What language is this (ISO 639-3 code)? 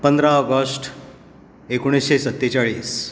kok